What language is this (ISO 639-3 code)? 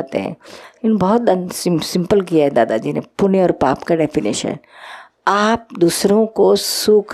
hin